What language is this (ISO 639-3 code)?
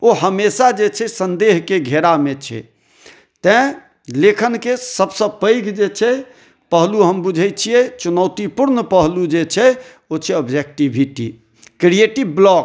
mai